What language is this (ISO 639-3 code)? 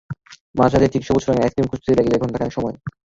ben